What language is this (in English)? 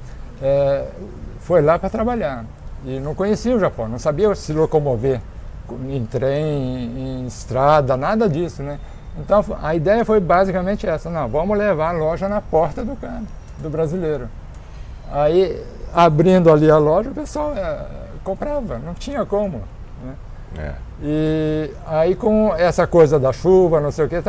Portuguese